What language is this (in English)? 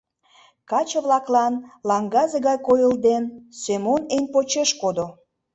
Mari